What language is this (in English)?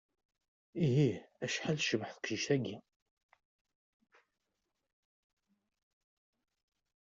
Kabyle